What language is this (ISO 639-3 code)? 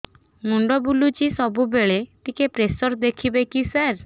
ori